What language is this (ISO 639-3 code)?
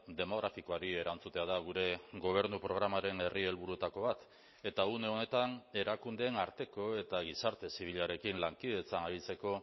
eus